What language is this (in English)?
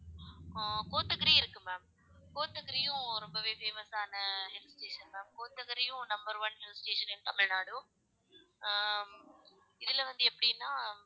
Tamil